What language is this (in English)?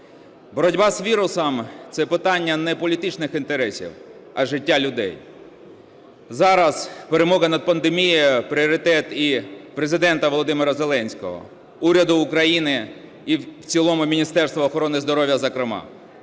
Ukrainian